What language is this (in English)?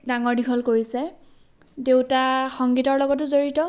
Assamese